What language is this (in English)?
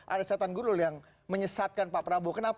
Indonesian